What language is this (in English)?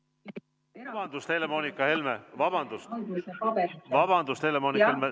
Estonian